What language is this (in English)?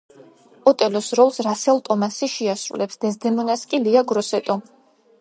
Georgian